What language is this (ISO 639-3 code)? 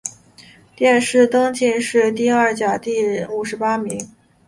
zho